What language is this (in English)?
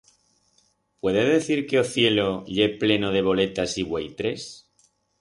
Aragonese